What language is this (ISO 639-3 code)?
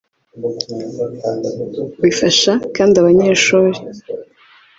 kin